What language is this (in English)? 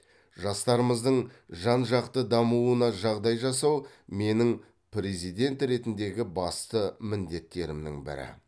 Kazakh